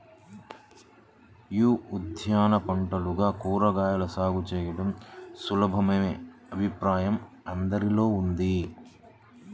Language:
Telugu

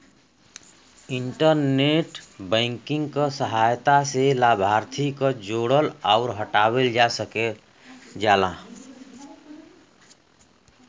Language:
Bhojpuri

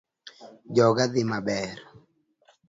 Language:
Luo (Kenya and Tanzania)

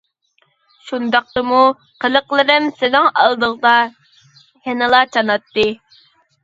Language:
Uyghur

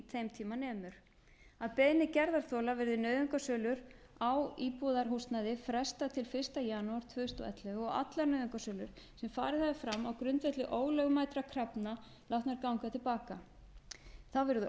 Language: Icelandic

